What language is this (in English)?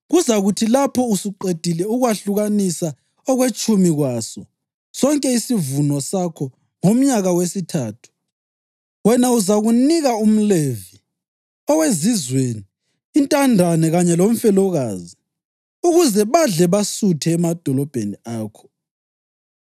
North Ndebele